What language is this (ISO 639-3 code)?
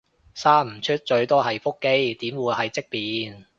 yue